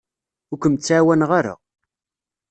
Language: Kabyle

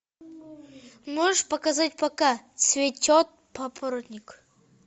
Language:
Russian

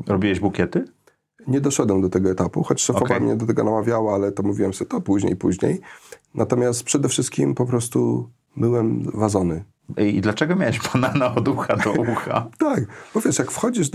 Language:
Polish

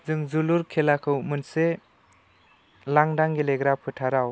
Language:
Bodo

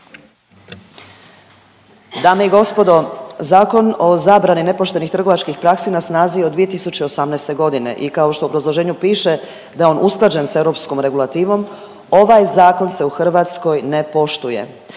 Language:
Croatian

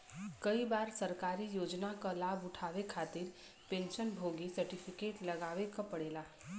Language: Bhojpuri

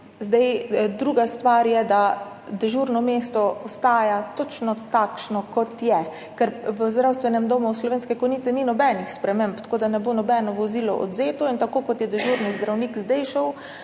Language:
Slovenian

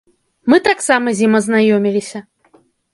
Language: Belarusian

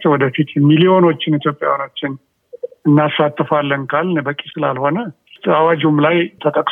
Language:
Amharic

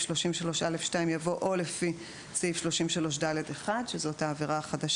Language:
Hebrew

